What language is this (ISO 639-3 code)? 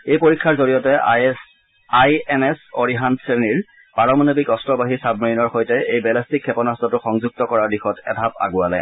asm